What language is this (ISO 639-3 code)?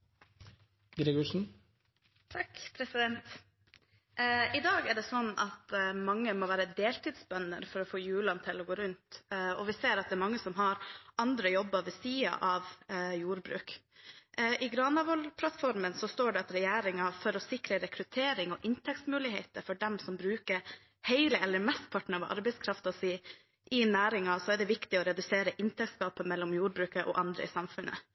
nob